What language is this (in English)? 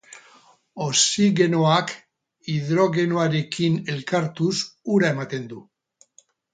Basque